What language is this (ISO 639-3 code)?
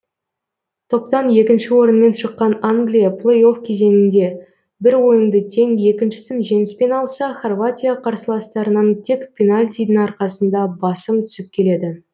kaz